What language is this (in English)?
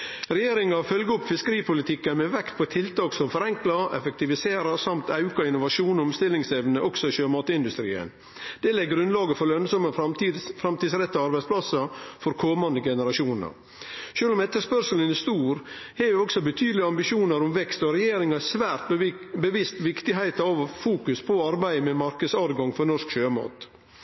Norwegian Nynorsk